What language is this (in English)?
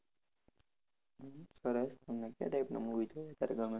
Gujarati